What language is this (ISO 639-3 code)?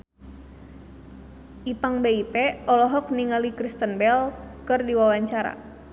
sun